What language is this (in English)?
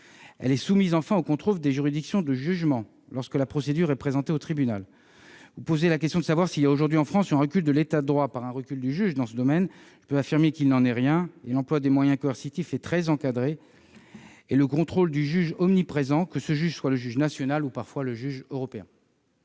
French